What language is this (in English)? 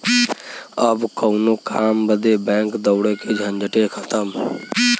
Bhojpuri